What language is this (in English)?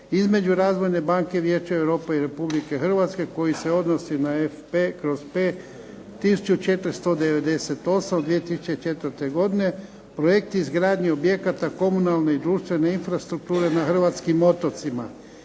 Croatian